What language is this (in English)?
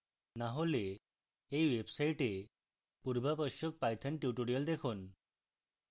Bangla